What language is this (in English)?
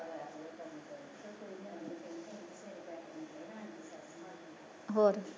Punjabi